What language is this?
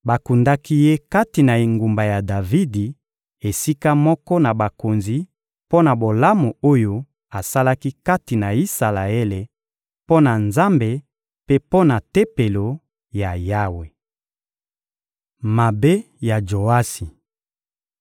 Lingala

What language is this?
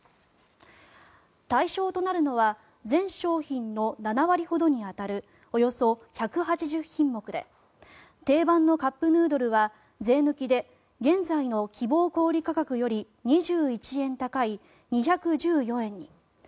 Japanese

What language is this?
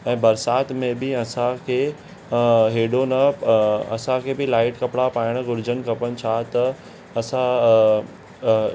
Sindhi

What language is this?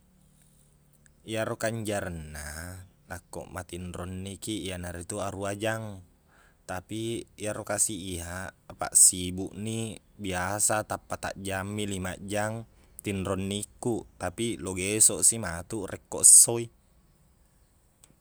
Buginese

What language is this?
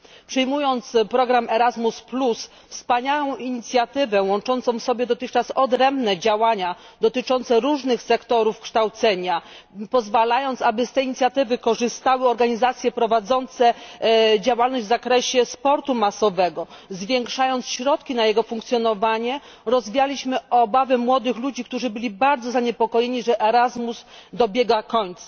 Polish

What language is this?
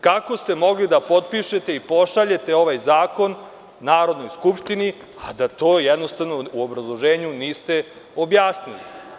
Serbian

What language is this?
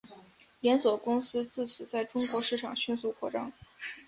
Chinese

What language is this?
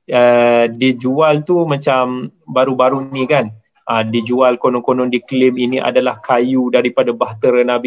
Malay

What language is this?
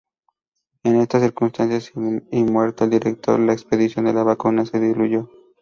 Spanish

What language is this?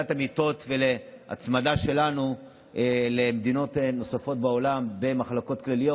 Hebrew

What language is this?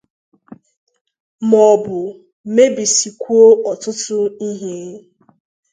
Igbo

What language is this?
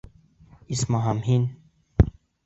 Bashkir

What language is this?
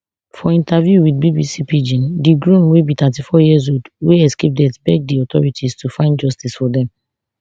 Nigerian Pidgin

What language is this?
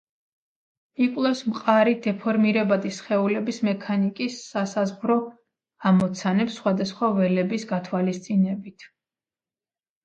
Georgian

